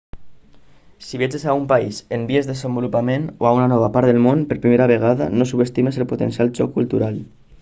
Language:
Catalan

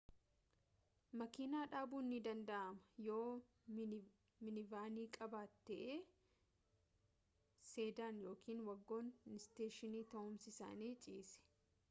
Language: Oromo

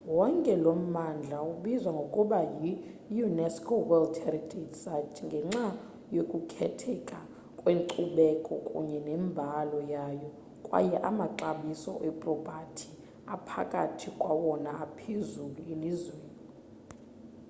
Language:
Xhosa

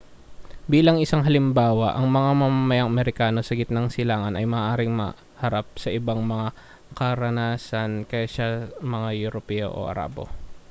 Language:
Filipino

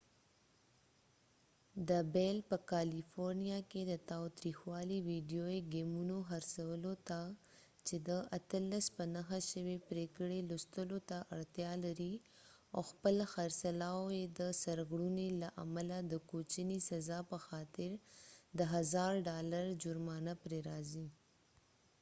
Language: Pashto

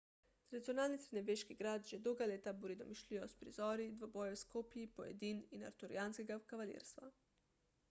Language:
Slovenian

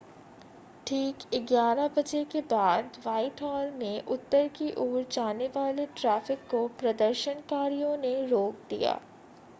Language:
Hindi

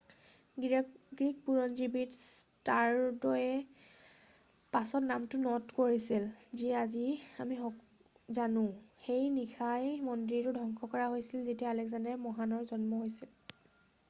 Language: Assamese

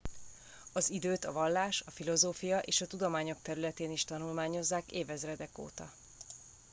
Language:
Hungarian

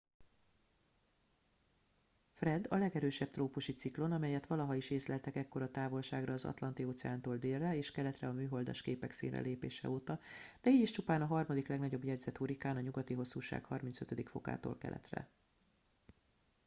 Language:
Hungarian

